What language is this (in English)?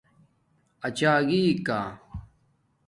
Domaaki